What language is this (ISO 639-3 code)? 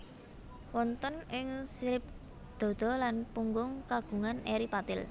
jav